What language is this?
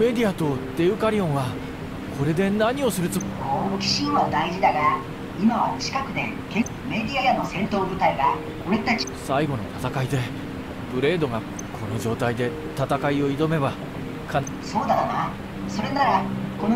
Japanese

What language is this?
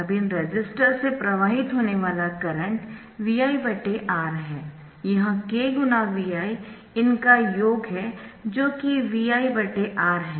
Hindi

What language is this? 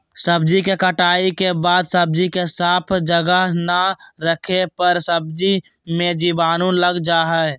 Magahi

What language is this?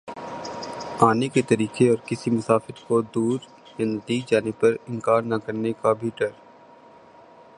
Urdu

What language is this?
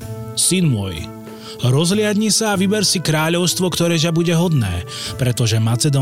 Slovak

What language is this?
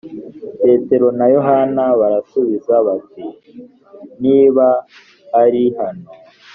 Kinyarwanda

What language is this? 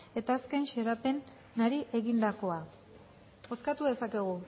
Basque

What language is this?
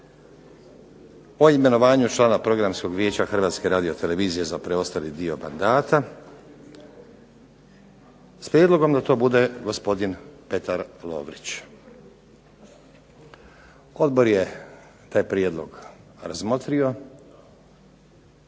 Croatian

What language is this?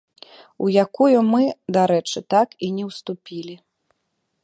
Belarusian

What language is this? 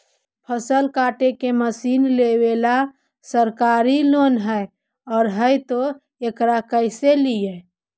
Magahi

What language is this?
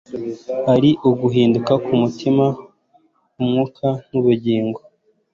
Kinyarwanda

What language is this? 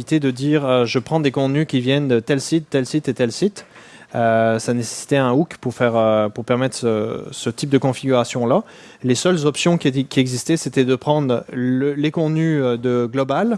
French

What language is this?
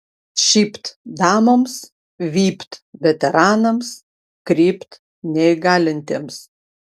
Lithuanian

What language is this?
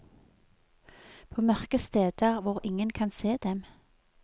Norwegian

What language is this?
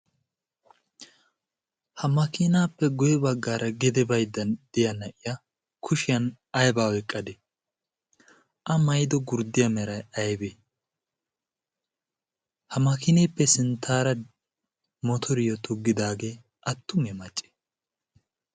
Wolaytta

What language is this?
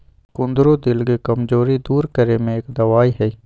Magahi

